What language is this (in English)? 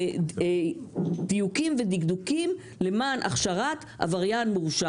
Hebrew